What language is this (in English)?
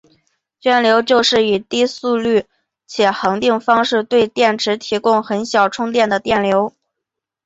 Chinese